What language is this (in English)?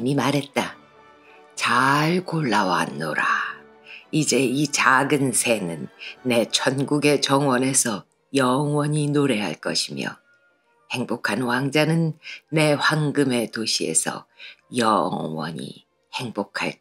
Korean